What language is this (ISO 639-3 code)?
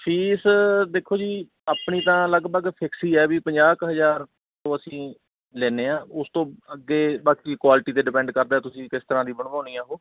pan